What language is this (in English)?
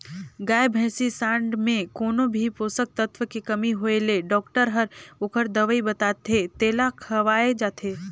Chhattisgarhi